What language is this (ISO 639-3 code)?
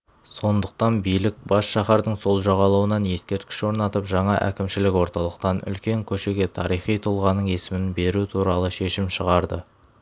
kaz